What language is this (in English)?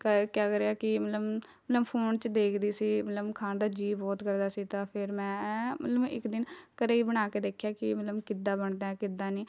Punjabi